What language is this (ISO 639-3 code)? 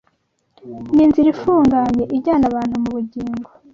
kin